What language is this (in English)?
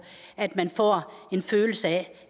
Danish